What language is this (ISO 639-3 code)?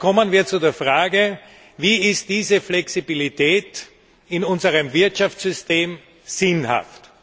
deu